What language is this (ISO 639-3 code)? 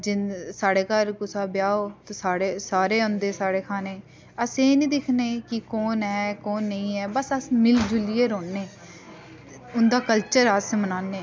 doi